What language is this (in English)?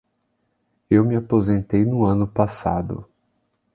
Portuguese